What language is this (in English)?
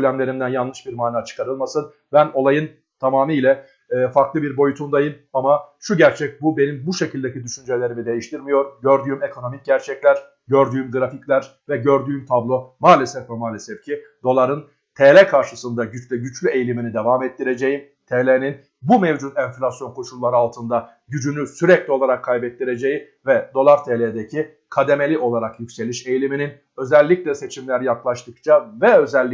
Turkish